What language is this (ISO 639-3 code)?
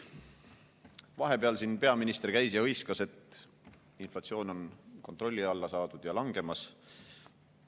est